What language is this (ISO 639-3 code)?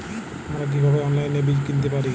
ben